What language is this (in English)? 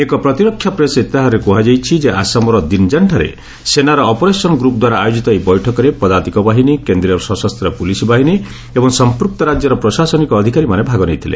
Odia